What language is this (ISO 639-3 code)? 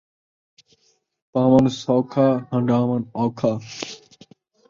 skr